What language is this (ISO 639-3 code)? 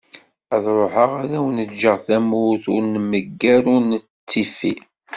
kab